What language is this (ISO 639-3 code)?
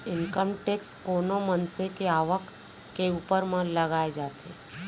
hne